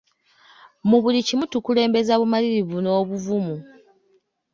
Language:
Ganda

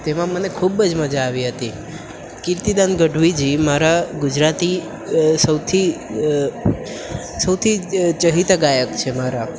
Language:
Gujarati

